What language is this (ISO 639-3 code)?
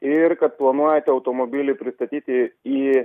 lit